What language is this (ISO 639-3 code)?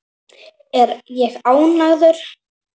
isl